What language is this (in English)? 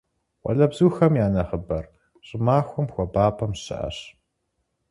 Kabardian